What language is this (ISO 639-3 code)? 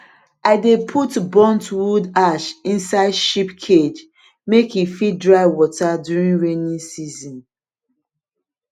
pcm